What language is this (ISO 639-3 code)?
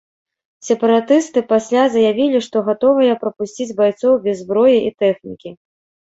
bel